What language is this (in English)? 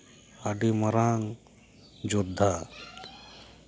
Santali